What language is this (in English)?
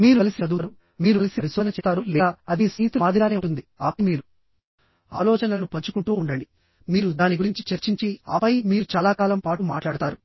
Telugu